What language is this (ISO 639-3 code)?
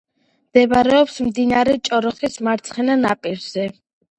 kat